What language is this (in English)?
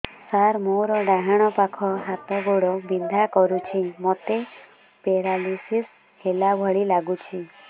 Odia